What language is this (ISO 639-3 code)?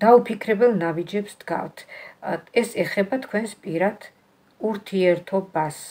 ron